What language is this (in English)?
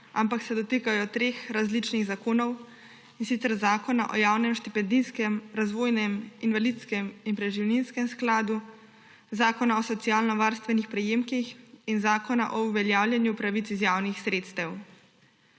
Slovenian